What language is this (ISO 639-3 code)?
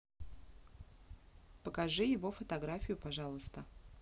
rus